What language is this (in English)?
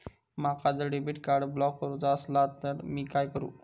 Marathi